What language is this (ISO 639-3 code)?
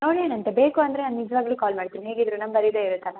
kan